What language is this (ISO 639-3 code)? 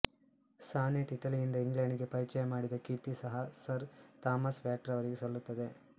kan